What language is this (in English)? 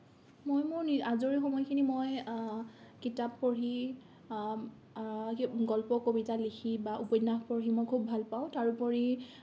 Assamese